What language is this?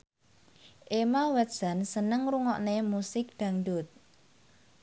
Javanese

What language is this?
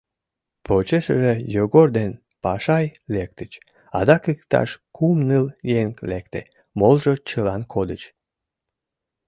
Mari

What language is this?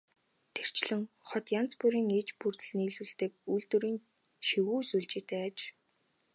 Mongolian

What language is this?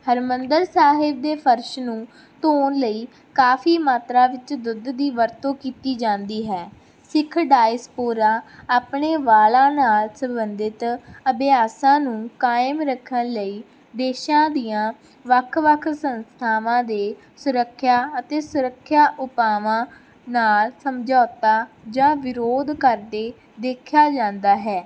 Punjabi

